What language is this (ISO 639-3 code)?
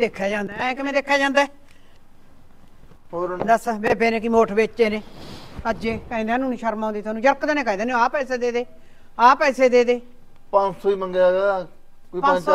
pan